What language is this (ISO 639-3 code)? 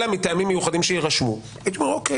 heb